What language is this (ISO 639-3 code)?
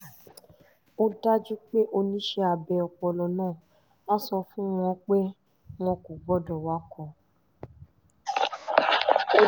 yor